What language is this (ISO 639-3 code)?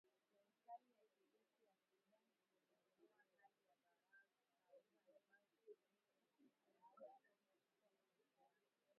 swa